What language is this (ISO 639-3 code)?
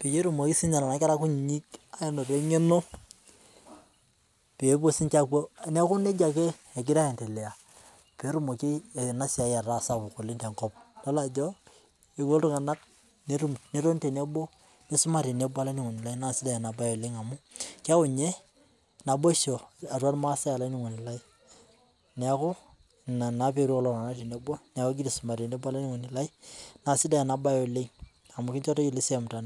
mas